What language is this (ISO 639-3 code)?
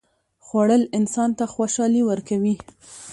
pus